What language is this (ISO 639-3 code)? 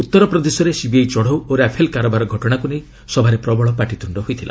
ori